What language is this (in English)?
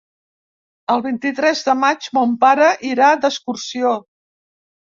Catalan